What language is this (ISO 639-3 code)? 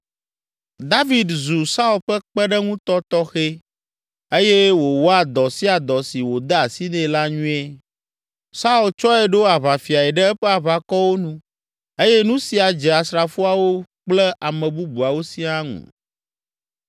ewe